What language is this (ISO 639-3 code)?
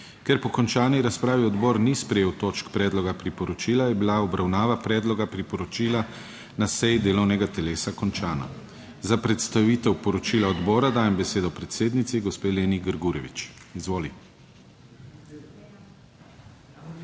slv